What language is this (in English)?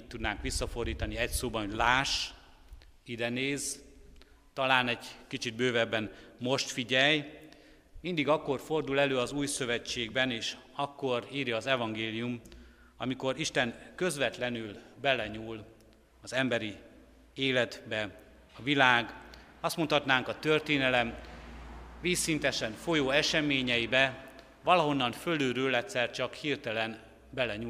Hungarian